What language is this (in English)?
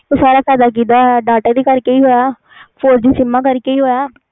Punjabi